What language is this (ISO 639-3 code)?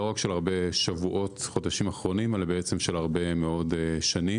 heb